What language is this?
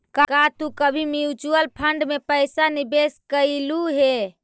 Magahi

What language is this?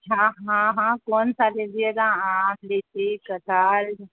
Urdu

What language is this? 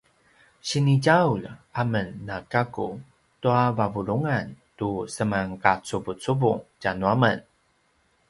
Paiwan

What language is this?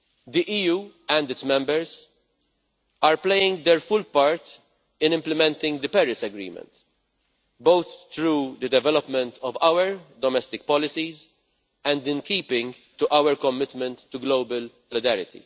English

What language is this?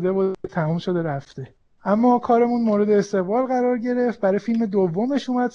Persian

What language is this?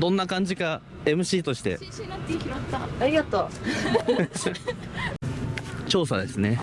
Japanese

